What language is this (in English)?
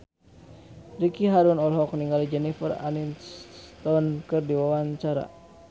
Sundanese